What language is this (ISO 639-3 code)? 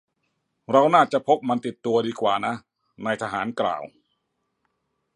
tha